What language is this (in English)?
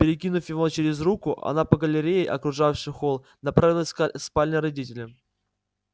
Russian